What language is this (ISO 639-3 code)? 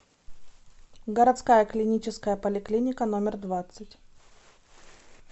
rus